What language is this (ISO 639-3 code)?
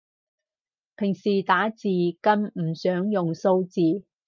yue